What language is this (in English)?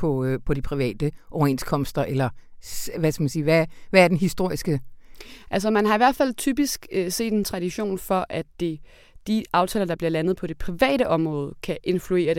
Danish